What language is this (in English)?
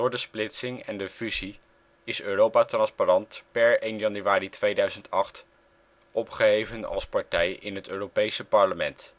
Dutch